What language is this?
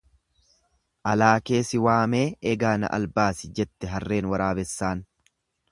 Oromo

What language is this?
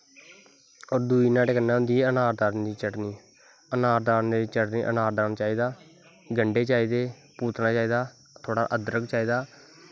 Dogri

